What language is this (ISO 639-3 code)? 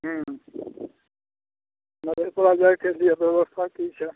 mai